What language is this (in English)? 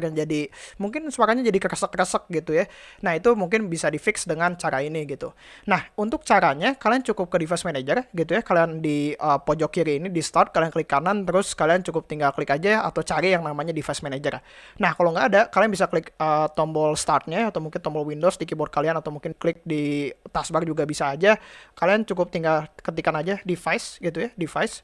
Indonesian